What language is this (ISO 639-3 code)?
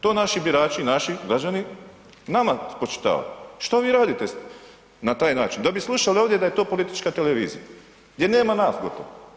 hrv